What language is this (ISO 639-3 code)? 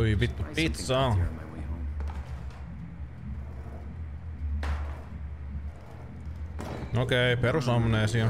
fin